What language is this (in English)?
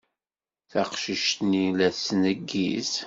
Kabyle